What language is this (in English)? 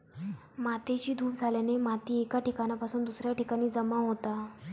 Marathi